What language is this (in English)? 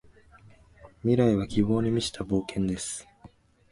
Japanese